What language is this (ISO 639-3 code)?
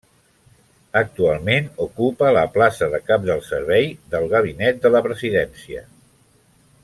cat